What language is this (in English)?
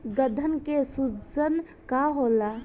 Bhojpuri